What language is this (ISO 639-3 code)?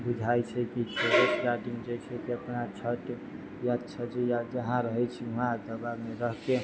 mai